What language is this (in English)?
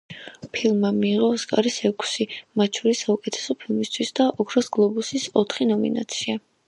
Georgian